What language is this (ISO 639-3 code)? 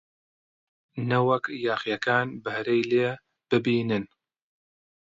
ckb